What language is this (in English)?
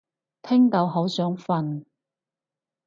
Cantonese